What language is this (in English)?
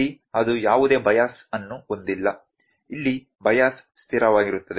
Kannada